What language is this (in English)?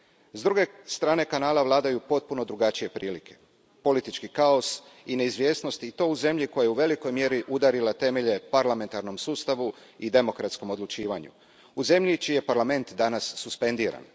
Croatian